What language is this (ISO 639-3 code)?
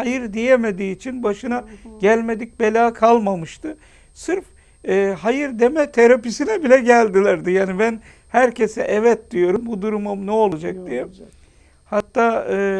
tur